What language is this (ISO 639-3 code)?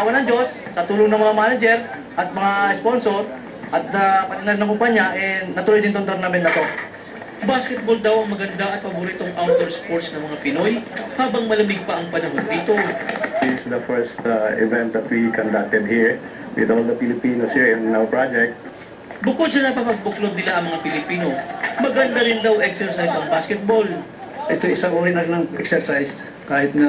fil